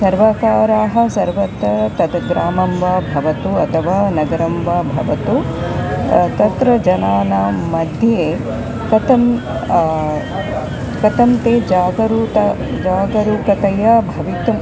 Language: Sanskrit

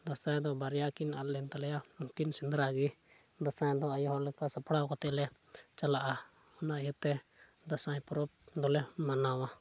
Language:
Santali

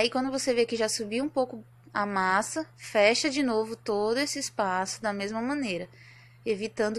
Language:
Portuguese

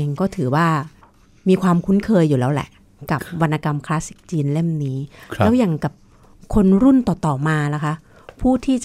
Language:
Thai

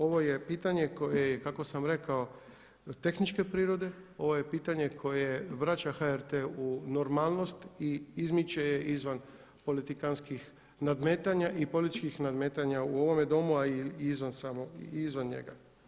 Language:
Croatian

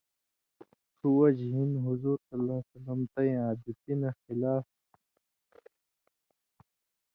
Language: Indus Kohistani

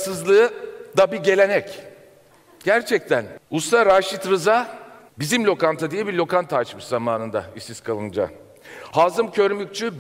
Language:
Turkish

